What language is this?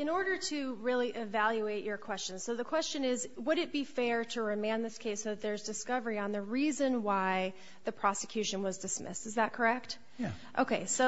English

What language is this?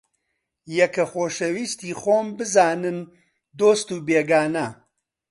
Central Kurdish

